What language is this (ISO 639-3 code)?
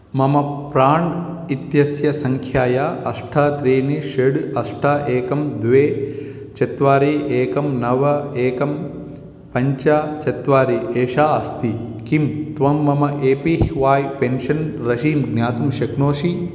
san